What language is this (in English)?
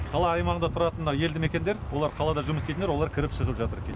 Kazakh